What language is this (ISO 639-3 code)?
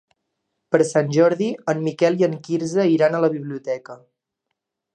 cat